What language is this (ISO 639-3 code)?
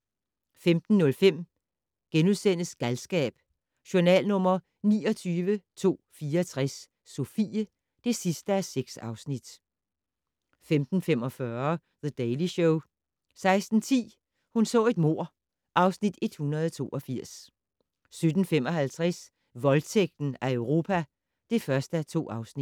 dan